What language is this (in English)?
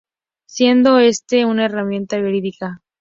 Spanish